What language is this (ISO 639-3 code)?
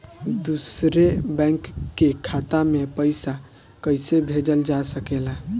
bho